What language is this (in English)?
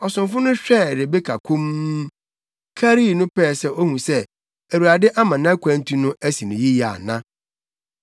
Akan